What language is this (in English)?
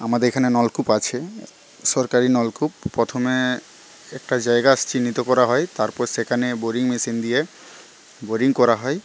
Bangla